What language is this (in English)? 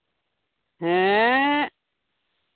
Santali